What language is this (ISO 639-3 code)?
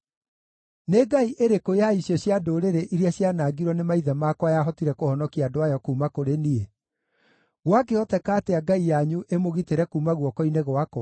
kik